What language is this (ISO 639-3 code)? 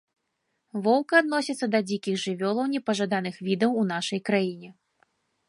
bel